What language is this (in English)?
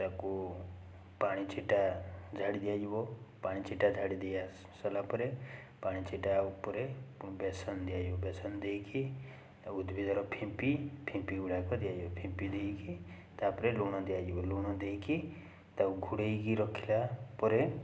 Odia